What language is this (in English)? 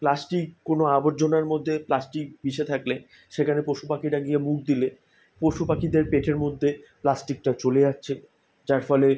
Bangla